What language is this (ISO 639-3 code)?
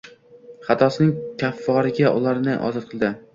uzb